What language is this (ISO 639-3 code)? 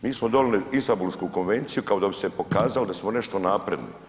hrv